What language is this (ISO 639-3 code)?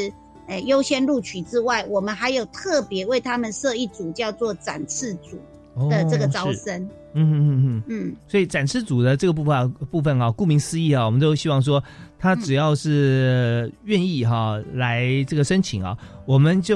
zho